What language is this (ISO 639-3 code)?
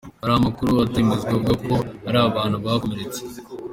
kin